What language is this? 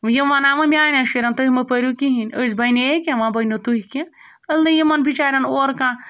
Kashmiri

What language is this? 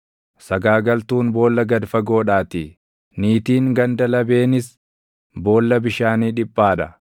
Oromo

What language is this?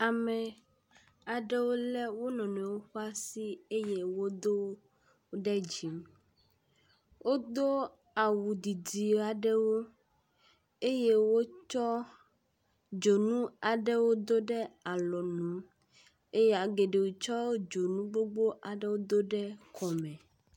Ewe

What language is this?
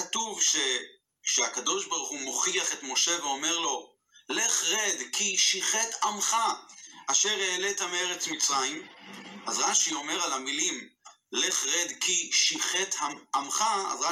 Hebrew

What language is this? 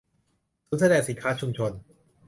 Thai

